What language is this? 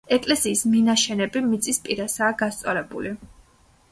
Georgian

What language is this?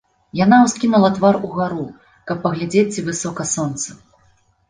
Belarusian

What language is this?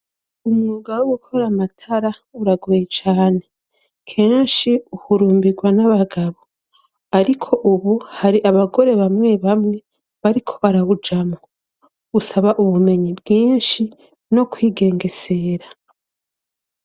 Rundi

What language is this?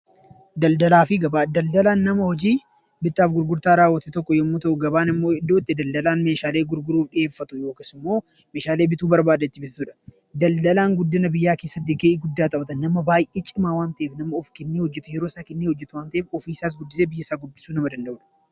Oromo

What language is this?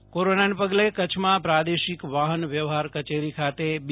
Gujarati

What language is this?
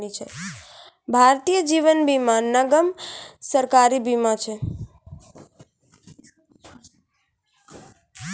Maithili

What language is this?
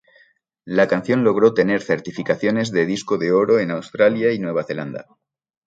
Spanish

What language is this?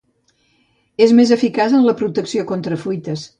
Catalan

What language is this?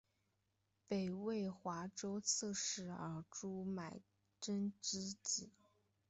Chinese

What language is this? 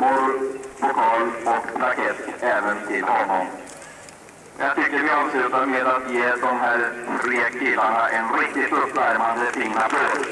Swedish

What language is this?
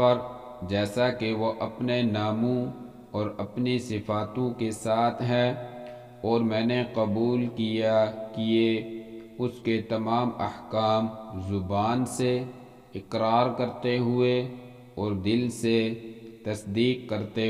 Arabic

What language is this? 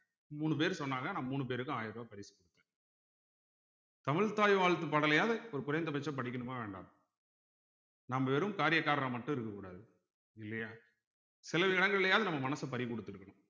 Tamil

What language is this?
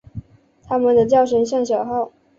Chinese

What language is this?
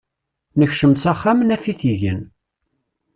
Kabyle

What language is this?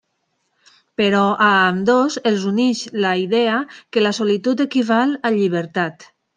Catalan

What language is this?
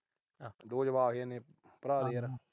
Punjabi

